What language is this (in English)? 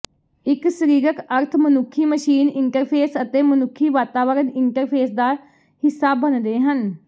Punjabi